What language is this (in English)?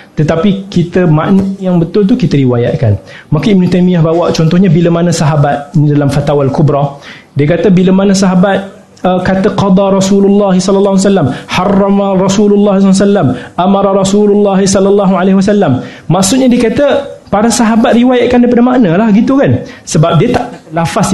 Malay